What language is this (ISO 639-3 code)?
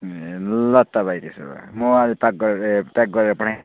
nep